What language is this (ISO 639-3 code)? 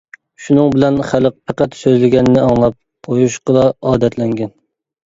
uig